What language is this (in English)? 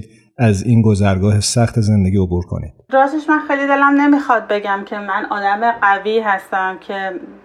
Persian